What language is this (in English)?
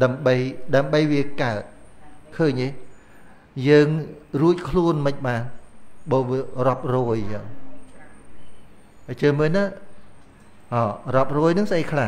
Vietnamese